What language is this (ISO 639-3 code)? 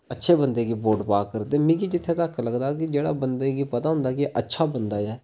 doi